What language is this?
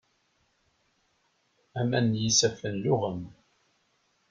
Kabyle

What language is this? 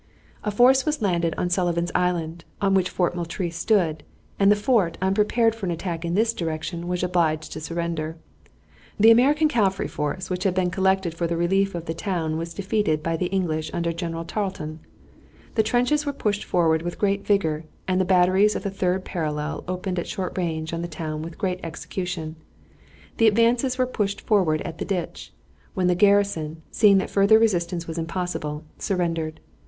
English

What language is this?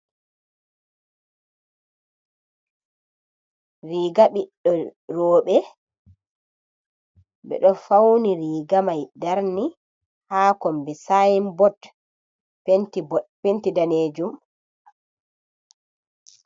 Fula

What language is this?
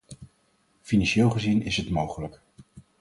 Dutch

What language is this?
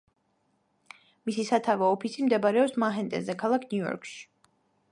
Georgian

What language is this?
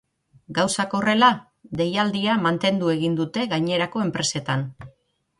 Basque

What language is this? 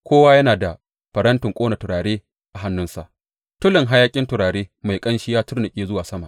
Hausa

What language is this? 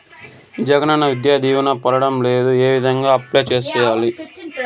Telugu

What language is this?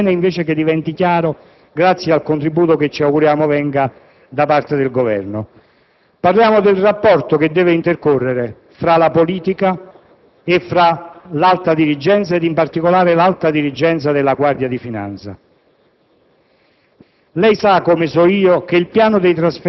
Italian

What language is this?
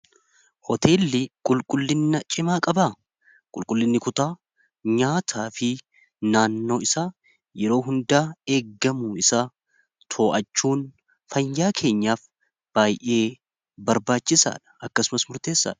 Oromo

